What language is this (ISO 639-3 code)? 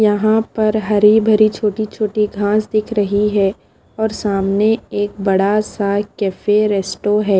hin